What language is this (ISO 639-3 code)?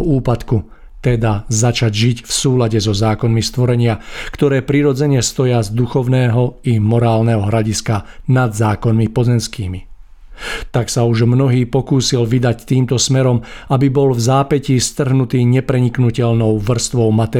ces